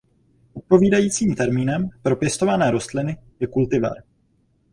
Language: Czech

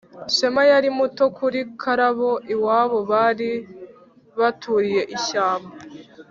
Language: Kinyarwanda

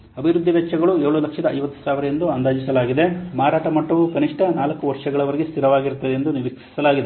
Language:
Kannada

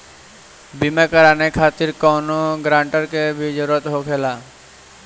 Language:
Bhojpuri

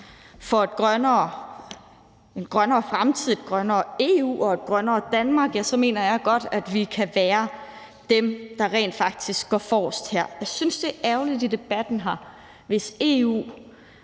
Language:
Danish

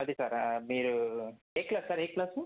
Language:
Telugu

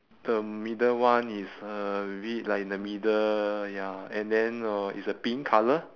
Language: English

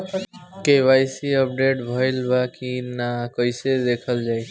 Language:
Bhojpuri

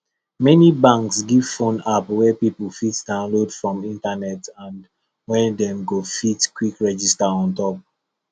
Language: Nigerian Pidgin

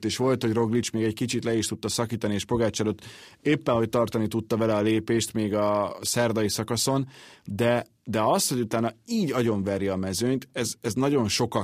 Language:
Hungarian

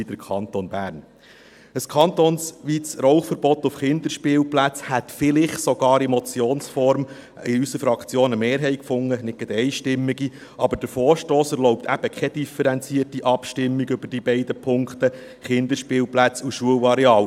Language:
Swiss German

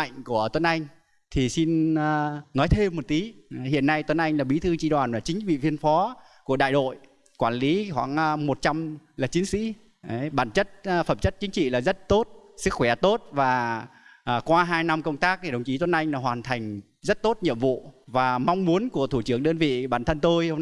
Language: Vietnamese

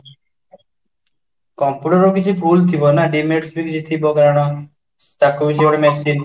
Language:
Odia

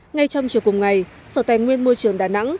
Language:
Vietnamese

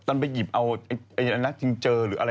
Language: Thai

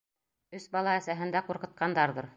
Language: Bashkir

